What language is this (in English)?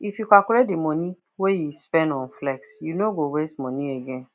Nigerian Pidgin